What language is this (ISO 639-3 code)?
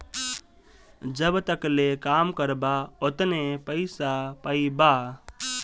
bho